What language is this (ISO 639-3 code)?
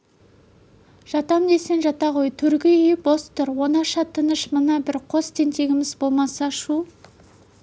kaz